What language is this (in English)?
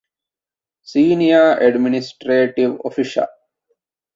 Divehi